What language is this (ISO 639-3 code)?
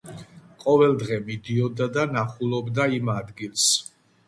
kat